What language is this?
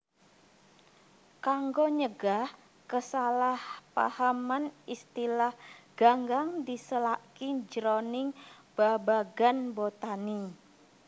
Javanese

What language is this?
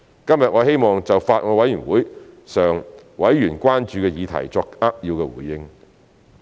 Cantonese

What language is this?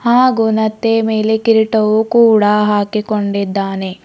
Kannada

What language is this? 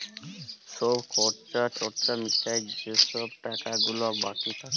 Bangla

